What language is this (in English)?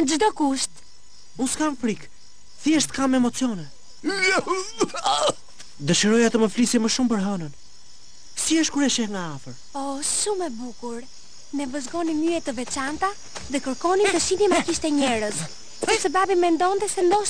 Romanian